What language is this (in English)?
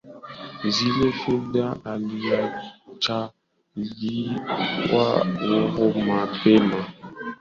Swahili